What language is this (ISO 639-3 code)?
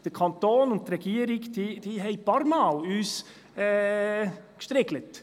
gsw